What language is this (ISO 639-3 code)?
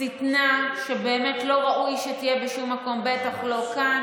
heb